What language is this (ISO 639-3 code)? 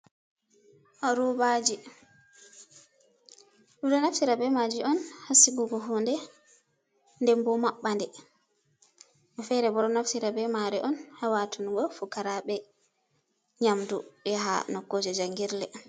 ful